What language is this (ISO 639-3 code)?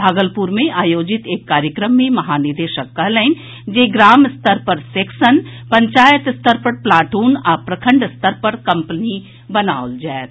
mai